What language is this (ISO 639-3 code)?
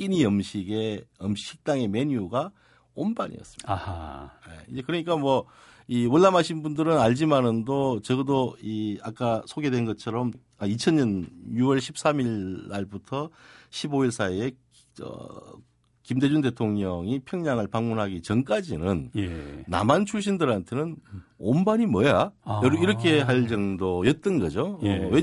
kor